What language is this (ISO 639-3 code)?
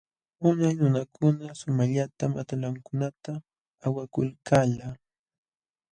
qxw